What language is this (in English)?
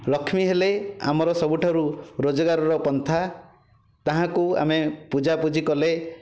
Odia